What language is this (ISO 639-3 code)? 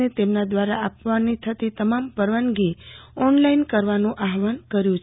guj